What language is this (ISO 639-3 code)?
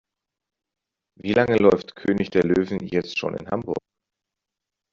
deu